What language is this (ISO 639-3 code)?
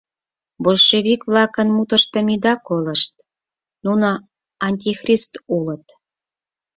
chm